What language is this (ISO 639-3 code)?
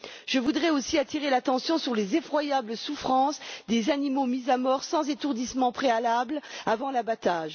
fra